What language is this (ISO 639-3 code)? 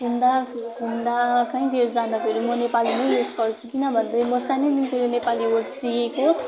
nep